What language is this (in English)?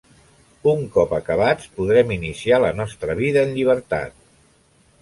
Catalan